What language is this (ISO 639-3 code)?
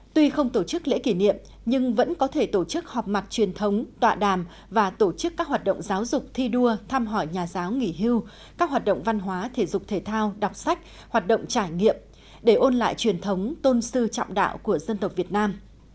vie